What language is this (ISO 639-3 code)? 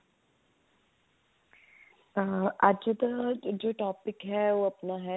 pan